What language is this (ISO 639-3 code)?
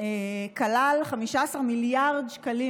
heb